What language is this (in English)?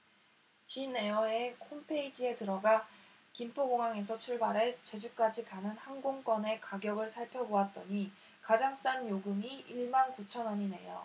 Korean